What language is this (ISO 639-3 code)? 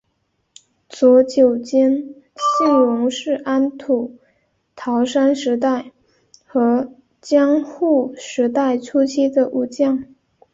zho